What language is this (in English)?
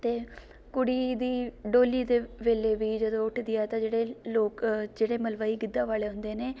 Punjabi